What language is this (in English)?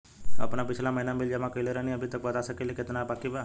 Bhojpuri